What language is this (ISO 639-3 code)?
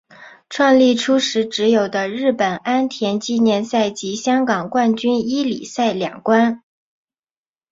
zho